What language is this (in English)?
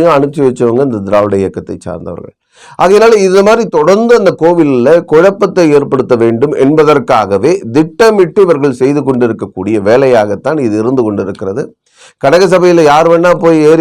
Tamil